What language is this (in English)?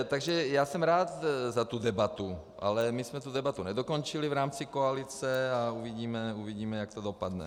Czech